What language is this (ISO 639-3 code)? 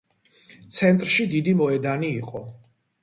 kat